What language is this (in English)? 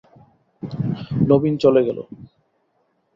Bangla